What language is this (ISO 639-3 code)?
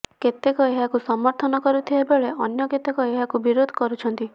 ori